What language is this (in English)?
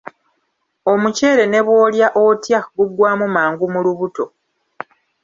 Ganda